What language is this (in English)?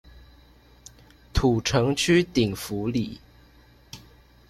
Chinese